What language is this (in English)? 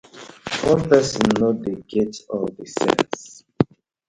Nigerian Pidgin